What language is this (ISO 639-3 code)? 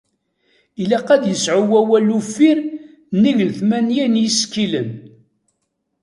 kab